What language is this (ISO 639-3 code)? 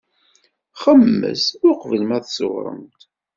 kab